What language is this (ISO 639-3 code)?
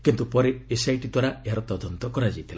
ori